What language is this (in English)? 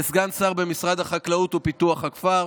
Hebrew